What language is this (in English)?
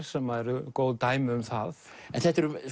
Icelandic